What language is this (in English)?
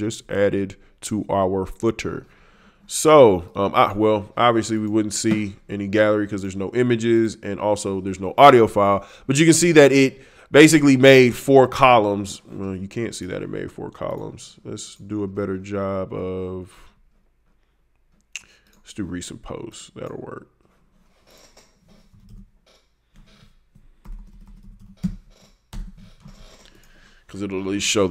English